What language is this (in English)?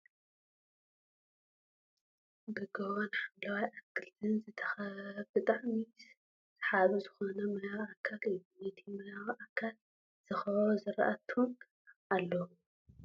Tigrinya